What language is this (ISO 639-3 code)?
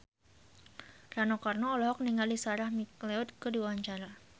sun